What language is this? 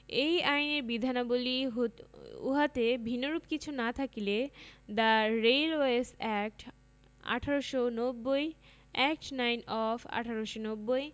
Bangla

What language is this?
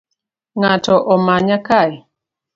Luo (Kenya and Tanzania)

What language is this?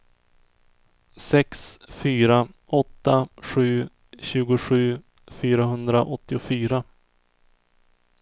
Swedish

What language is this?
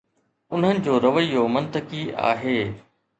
Sindhi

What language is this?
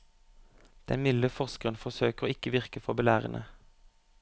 Norwegian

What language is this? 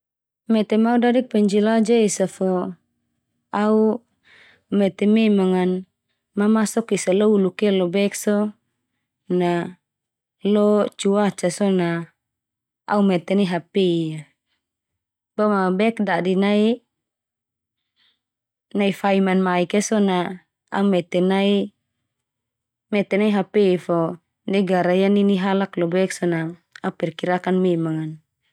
Termanu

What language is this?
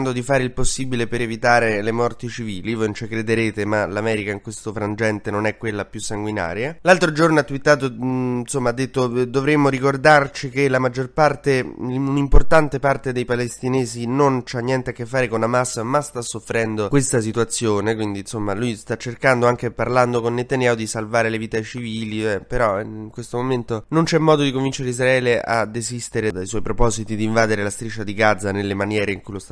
Italian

